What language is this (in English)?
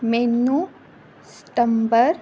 Punjabi